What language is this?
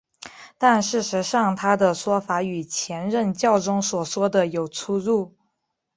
Chinese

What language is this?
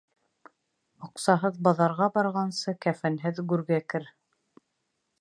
Bashkir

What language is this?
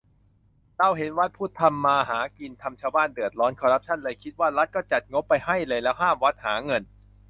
Thai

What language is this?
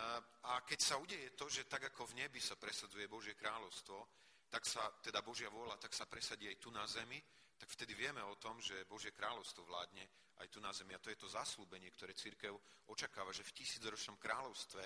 Slovak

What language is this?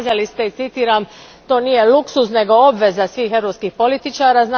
Croatian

